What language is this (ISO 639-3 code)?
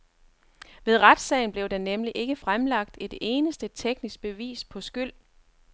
dan